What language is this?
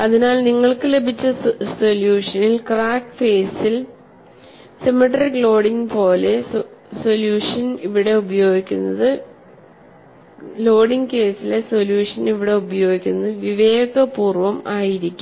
Malayalam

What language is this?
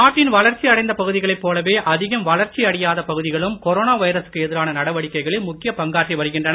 Tamil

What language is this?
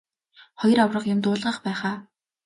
Mongolian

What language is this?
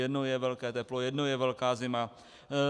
Czech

